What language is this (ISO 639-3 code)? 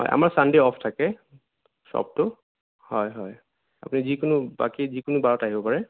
asm